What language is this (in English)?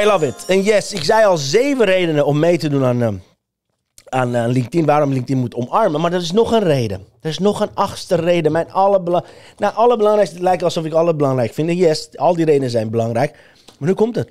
Dutch